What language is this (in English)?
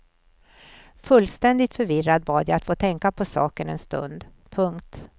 Swedish